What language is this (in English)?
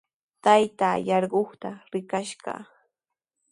Sihuas Ancash Quechua